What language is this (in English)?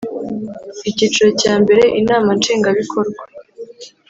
Kinyarwanda